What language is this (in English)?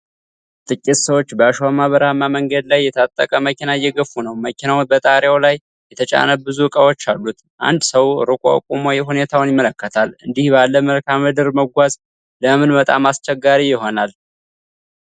Amharic